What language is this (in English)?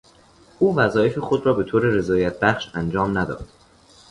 Persian